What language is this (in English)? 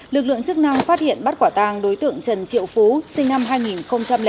Vietnamese